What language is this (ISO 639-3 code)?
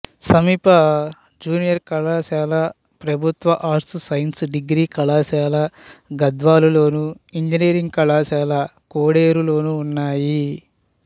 tel